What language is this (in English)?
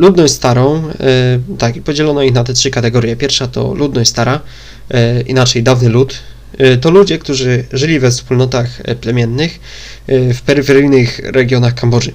Polish